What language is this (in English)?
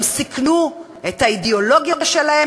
Hebrew